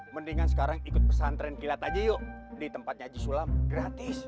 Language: Indonesian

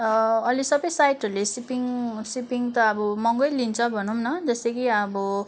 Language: Nepali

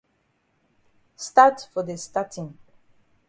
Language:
Cameroon Pidgin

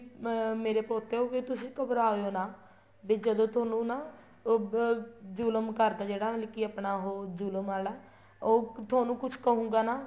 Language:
Punjabi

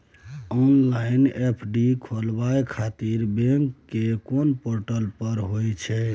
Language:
Maithili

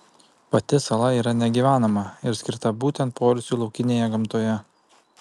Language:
Lithuanian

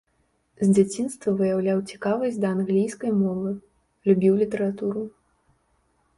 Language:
Belarusian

